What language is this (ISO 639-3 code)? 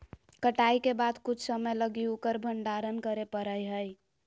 mag